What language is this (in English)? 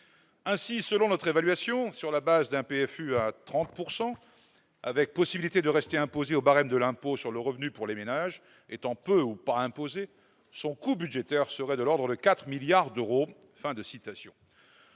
French